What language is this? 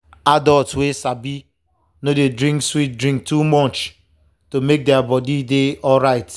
Nigerian Pidgin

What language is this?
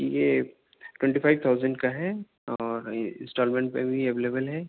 Urdu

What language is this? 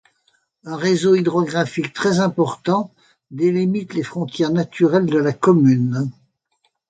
French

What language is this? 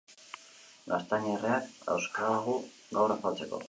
Basque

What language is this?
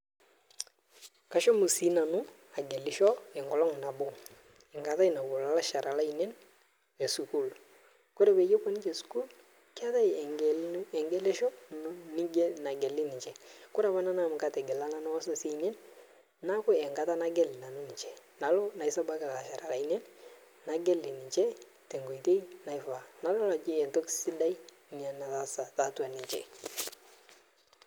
Masai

